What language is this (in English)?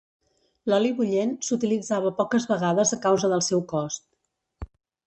Catalan